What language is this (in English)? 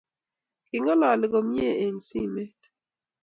Kalenjin